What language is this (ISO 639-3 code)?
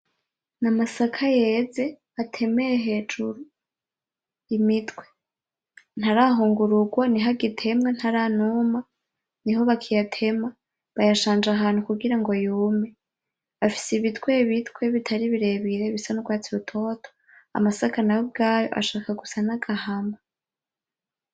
run